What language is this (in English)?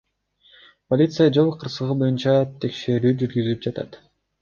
Kyrgyz